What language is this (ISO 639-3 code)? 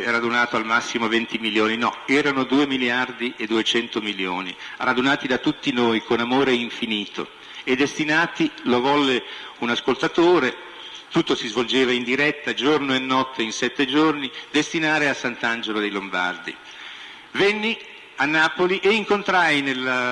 ita